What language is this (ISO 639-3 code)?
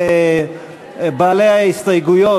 heb